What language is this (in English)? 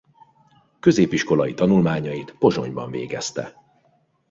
Hungarian